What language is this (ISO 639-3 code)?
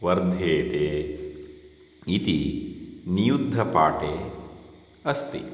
san